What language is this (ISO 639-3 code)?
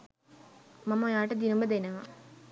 sin